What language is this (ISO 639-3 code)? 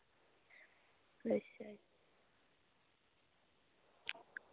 doi